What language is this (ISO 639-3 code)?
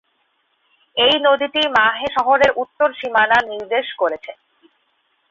ben